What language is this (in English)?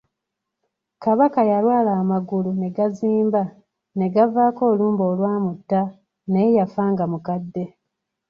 Ganda